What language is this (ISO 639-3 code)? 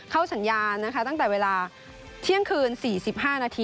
tha